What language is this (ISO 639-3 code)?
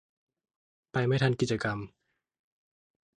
tha